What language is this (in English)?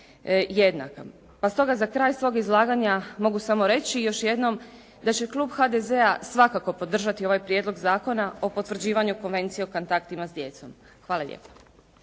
Croatian